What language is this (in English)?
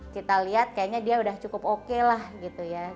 Indonesian